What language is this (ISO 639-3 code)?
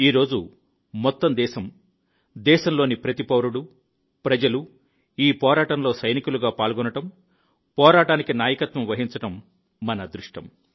tel